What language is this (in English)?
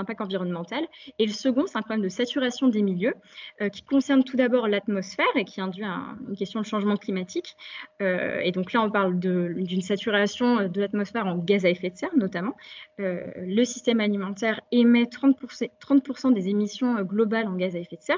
French